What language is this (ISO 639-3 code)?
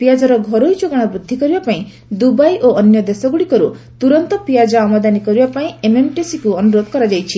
ori